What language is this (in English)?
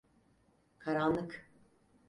Turkish